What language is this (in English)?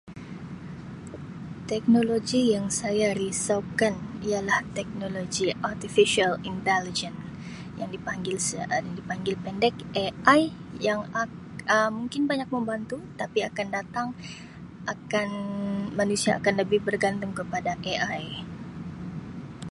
Sabah Malay